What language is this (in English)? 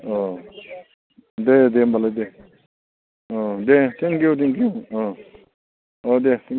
Bodo